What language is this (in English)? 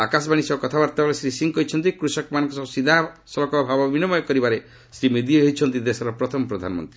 Odia